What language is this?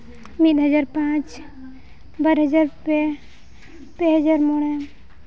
Santali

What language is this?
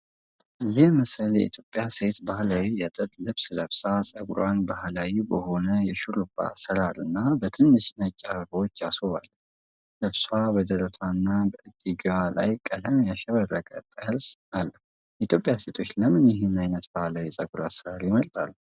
Amharic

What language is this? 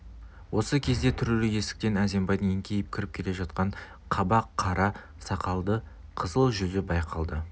Kazakh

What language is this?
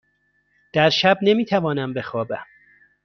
Persian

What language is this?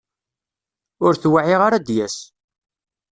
Kabyle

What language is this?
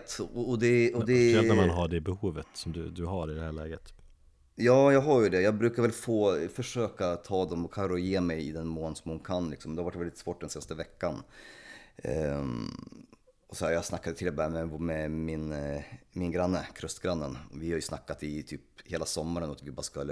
Swedish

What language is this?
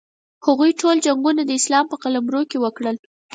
Pashto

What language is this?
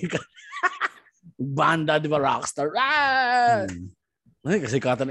Filipino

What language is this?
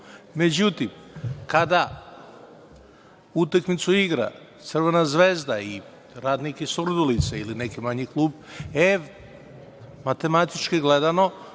Serbian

